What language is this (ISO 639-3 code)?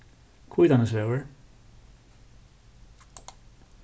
fao